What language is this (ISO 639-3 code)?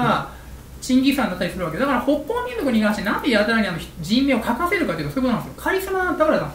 jpn